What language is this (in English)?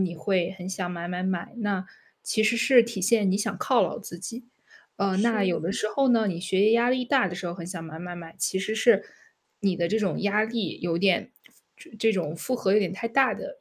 Chinese